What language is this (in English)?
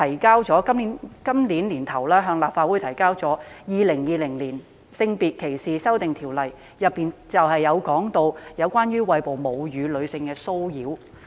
Cantonese